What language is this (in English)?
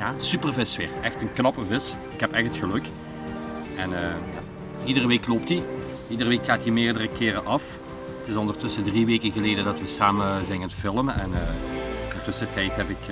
Dutch